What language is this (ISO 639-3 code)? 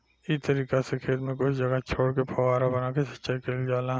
bho